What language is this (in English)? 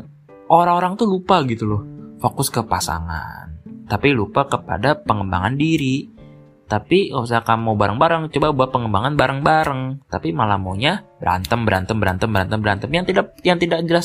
Indonesian